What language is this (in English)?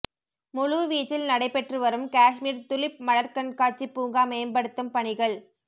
Tamil